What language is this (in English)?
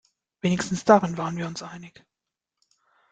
German